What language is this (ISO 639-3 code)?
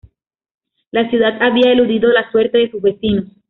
spa